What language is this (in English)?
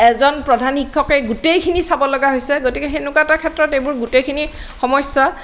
Assamese